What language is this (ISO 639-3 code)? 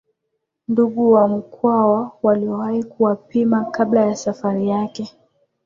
swa